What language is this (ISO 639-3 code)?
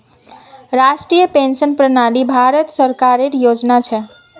mag